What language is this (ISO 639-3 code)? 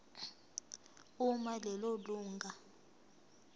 zul